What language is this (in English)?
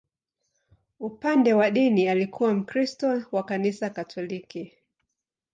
Swahili